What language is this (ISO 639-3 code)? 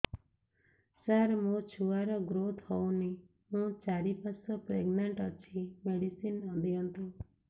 ori